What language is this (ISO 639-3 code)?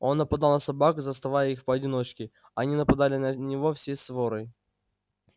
rus